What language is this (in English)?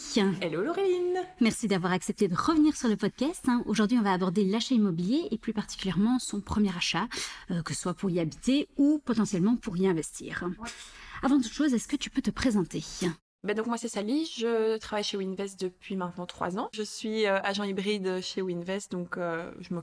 French